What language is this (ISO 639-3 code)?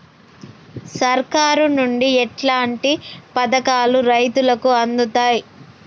tel